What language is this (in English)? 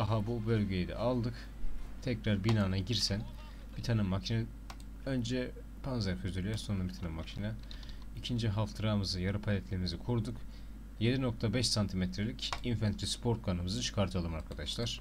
Turkish